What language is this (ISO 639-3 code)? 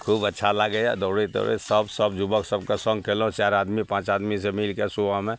mai